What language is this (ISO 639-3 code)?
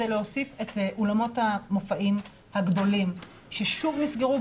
heb